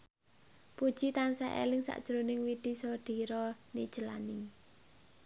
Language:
Javanese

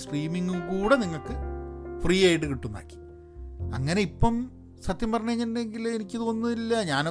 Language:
Malayalam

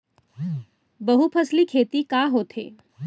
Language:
Chhattisgarhi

